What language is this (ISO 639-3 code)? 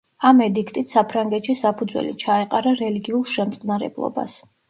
kat